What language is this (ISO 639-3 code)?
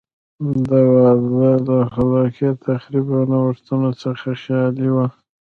pus